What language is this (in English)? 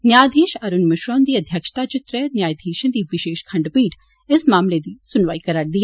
Dogri